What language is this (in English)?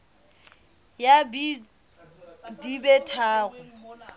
Southern Sotho